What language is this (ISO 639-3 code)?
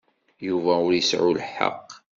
kab